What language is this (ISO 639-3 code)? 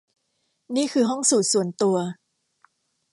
tha